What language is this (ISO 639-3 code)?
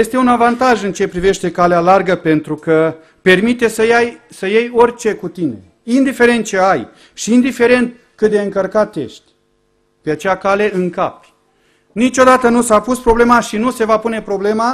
ron